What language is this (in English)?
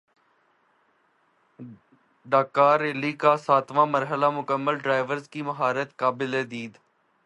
Urdu